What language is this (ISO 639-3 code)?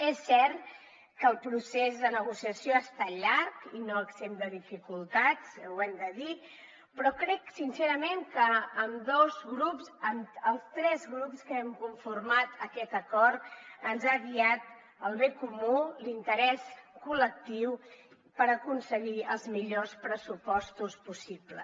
cat